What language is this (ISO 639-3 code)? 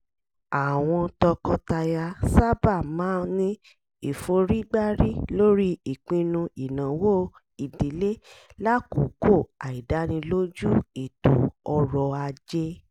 yor